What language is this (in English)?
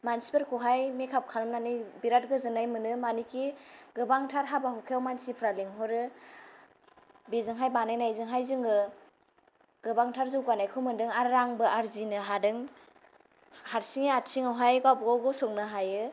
Bodo